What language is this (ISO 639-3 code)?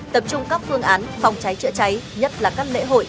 vie